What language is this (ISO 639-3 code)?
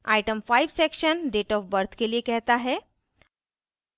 hin